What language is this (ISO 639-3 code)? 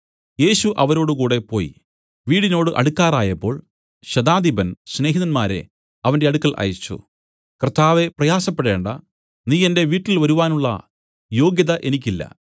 mal